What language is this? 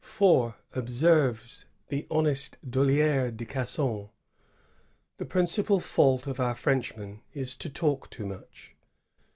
English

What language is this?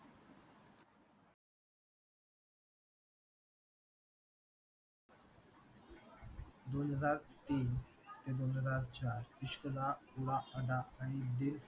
Marathi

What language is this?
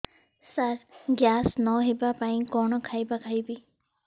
Odia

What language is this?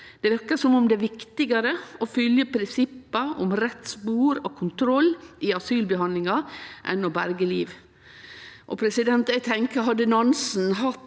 Norwegian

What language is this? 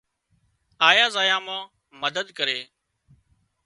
Wadiyara Koli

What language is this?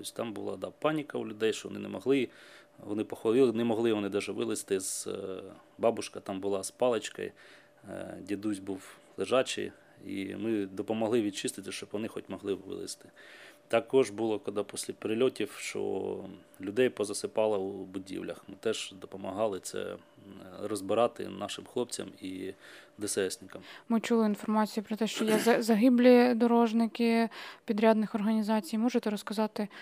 Ukrainian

